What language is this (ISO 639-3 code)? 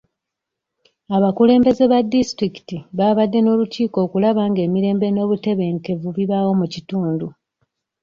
lug